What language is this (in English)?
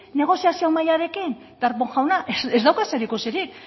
Basque